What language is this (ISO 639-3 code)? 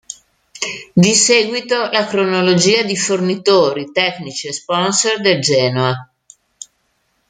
ita